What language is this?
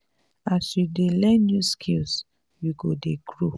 Nigerian Pidgin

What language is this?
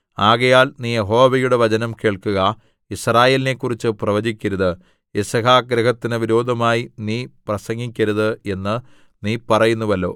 Malayalam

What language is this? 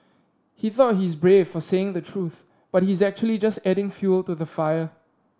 English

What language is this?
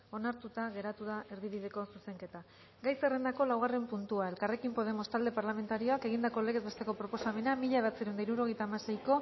Basque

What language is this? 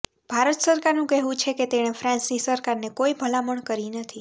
Gujarati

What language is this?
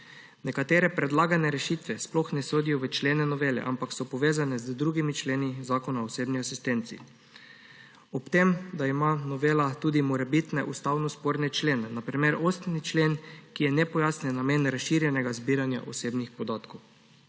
Slovenian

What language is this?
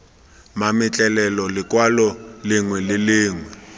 Tswana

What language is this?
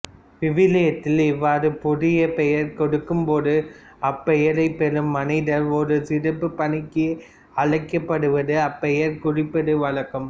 Tamil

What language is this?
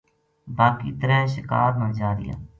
Gujari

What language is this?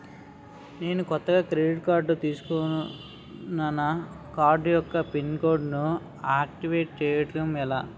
Telugu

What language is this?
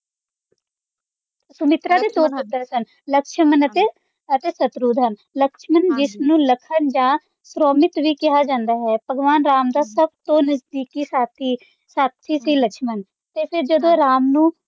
Punjabi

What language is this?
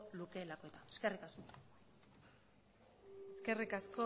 Basque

